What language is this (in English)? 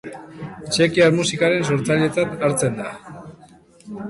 Basque